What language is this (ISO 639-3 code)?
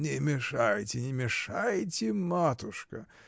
rus